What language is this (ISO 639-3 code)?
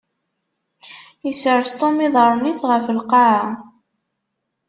kab